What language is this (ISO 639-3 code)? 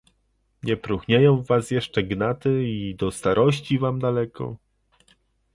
pol